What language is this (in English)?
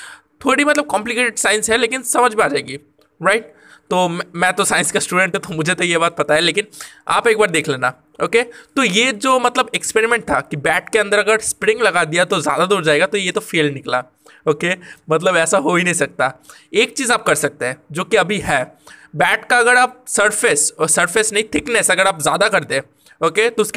Hindi